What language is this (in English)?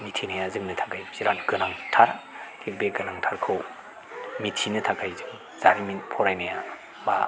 Bodo